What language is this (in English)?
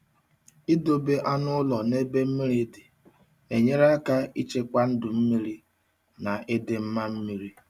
Igbo